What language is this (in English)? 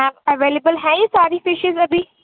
Urdu